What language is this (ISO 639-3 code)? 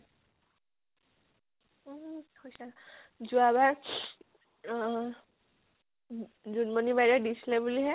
asm